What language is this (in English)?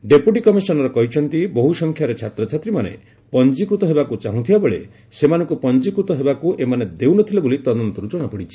Odia